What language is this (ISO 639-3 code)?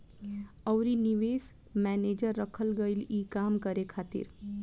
bho